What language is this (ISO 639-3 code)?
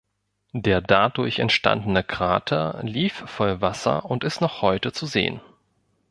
deu